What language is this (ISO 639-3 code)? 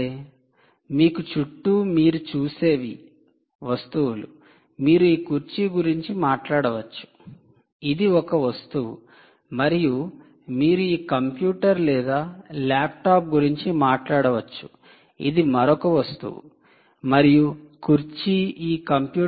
tel